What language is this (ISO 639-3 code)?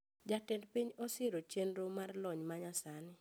luo